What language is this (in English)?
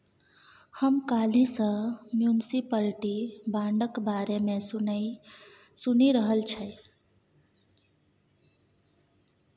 Maithili